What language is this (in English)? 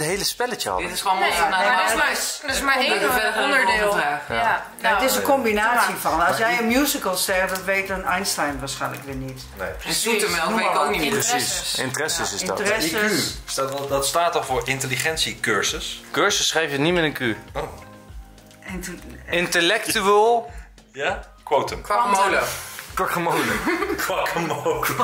Dutch